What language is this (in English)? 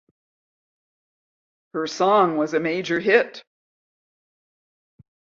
English